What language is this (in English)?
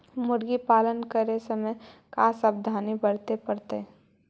Magahi